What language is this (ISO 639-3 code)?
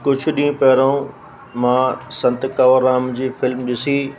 snd